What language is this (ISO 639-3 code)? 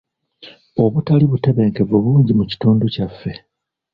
lug